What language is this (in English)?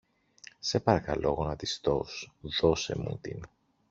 Greek